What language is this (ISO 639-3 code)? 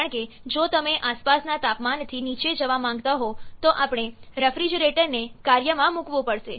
guj